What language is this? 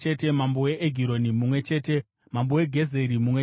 Shona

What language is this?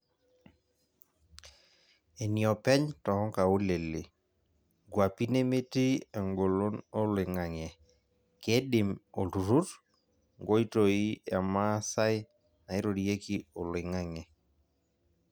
Masai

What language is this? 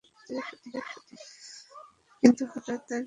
Bangla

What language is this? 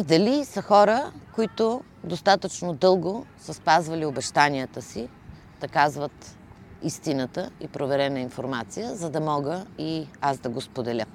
Bulgarian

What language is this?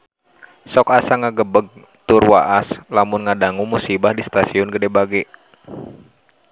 Sundanese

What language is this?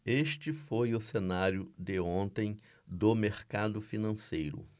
Portuguese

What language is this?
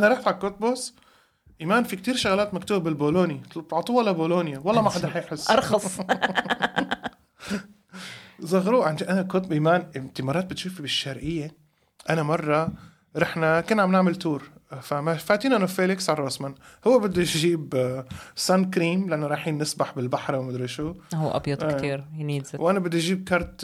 Arabic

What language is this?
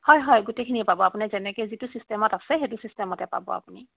Assamese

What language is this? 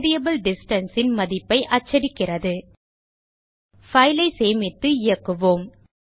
Tamil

